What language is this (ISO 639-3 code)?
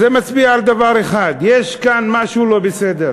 heb